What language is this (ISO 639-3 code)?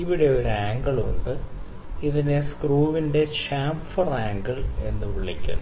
mal